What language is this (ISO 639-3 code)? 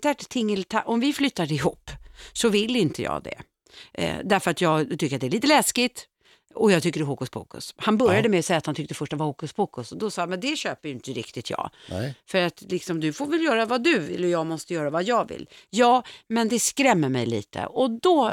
swe